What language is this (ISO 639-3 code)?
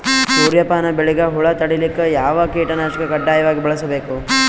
kan